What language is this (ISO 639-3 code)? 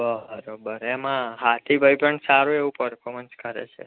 guj